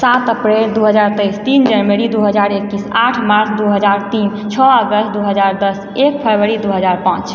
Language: Maithili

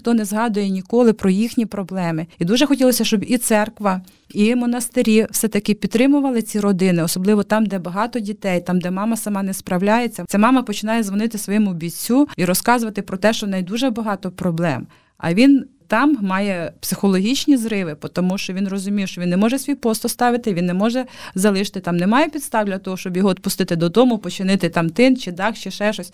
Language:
Ukrainian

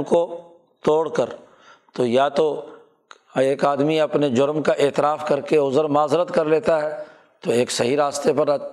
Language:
Urdu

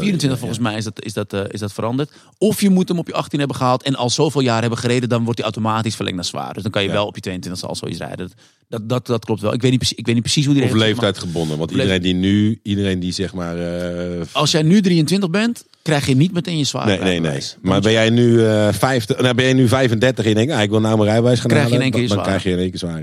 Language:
Dutch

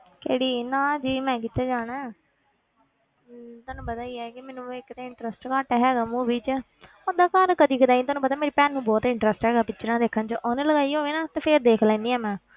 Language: Punjabi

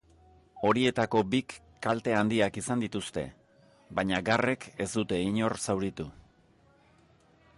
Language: Basque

